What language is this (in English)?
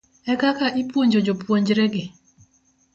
Luo (Kenya and Tanzania)